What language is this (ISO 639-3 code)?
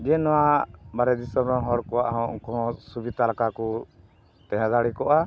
sat